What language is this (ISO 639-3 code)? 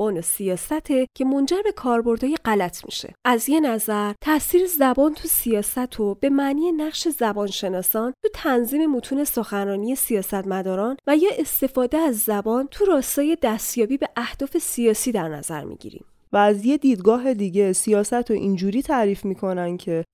fas